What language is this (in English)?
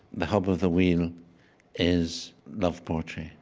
English